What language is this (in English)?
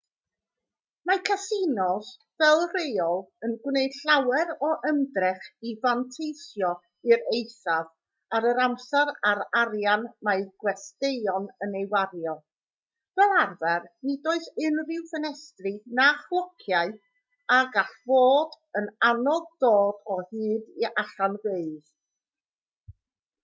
Welsh